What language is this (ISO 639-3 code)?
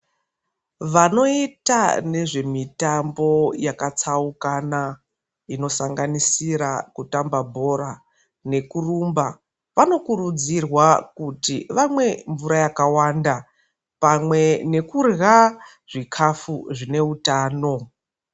ndc